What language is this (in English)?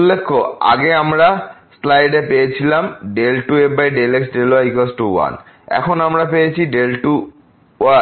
Bangla